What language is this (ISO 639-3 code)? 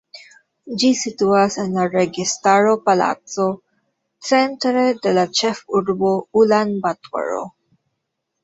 epo